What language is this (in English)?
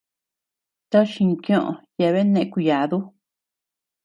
Tepeuxila Cuicatec